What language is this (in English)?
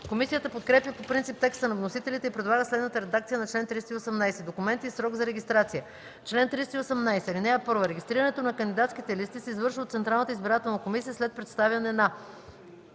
Bulgarian